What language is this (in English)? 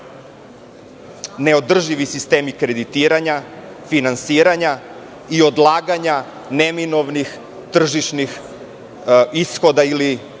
Serbian